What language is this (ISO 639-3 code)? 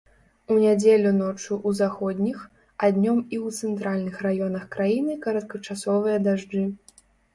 bel